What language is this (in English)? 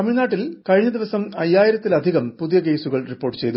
Malayalam